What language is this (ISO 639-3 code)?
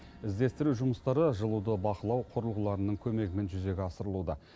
kaz